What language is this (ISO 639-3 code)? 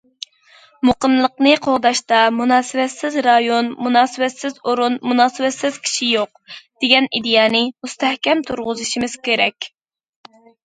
uig